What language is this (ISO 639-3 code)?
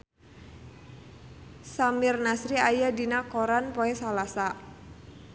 sun